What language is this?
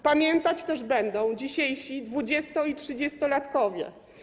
Polish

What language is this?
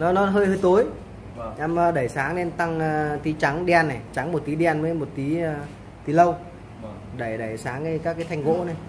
Vietnamese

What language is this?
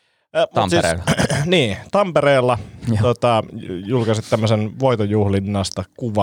Finnish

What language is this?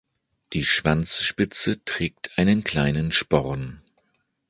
German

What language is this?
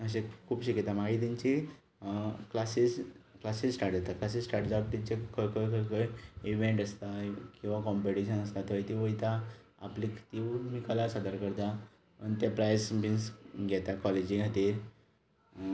Konkani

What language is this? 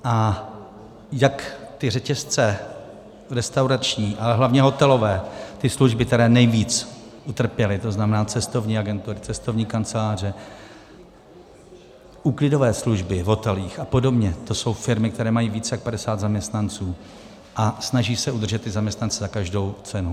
Czech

